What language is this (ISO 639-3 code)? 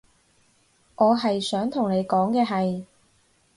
yue